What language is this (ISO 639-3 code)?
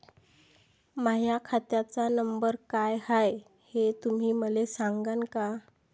mar